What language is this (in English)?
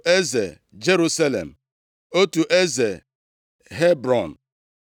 Igbo